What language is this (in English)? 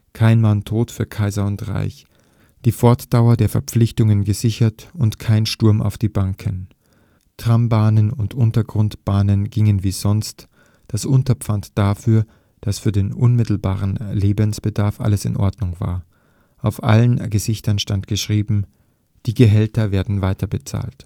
German